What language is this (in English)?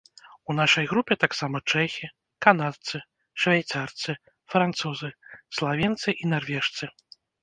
Belarusian